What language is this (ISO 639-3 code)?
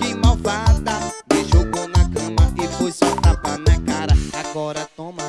por